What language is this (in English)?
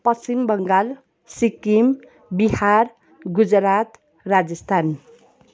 Nepali